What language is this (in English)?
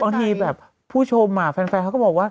Thai